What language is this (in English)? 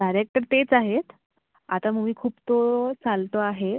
Marathi